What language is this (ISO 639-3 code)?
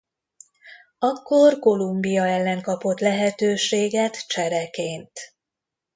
hun